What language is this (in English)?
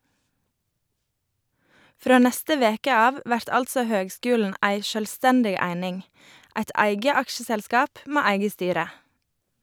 Norwegian